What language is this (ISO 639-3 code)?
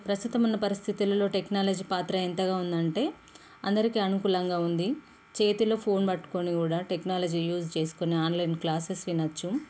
tel